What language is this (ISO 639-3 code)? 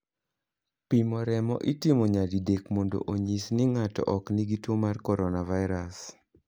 luo